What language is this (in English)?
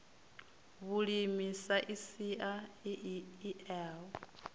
Venda